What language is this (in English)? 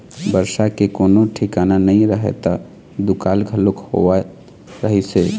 Chhattisgarhi